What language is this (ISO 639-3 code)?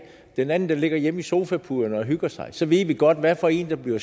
dan